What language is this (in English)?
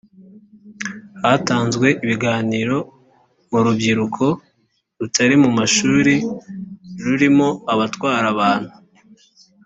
Kinyarwanda